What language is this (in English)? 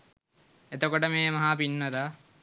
Sinhala